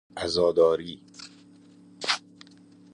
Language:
Persian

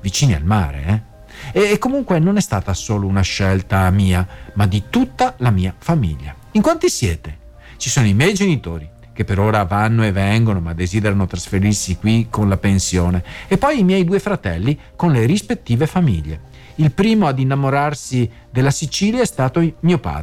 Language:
Italian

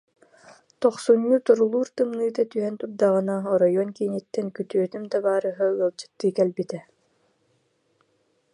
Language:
Yakut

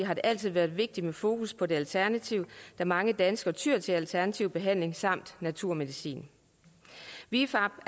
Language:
Danish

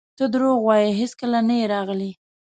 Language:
Pashto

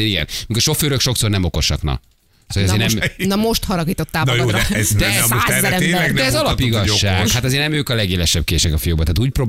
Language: Hungarian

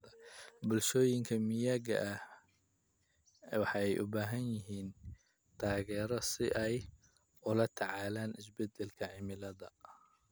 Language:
Somali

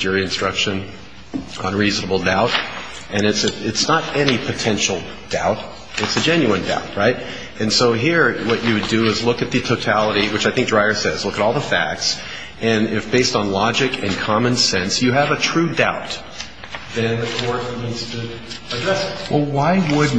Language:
English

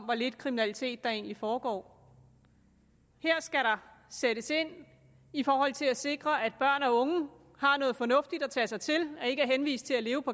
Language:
Danish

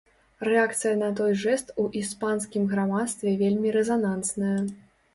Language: Belarusian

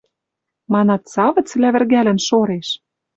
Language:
Western Mari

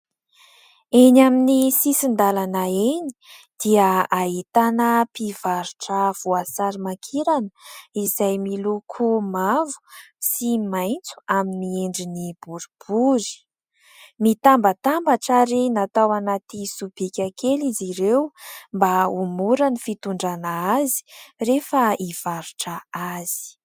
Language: Malagasy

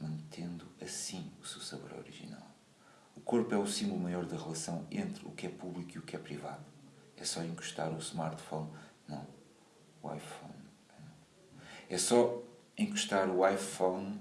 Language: Portuguese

